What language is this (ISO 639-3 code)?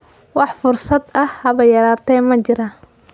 som